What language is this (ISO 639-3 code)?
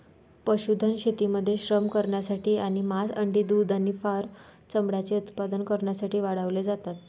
mar